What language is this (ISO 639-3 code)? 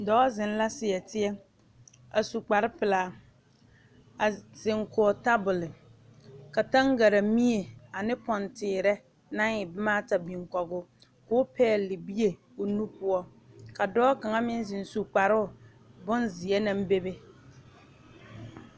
dga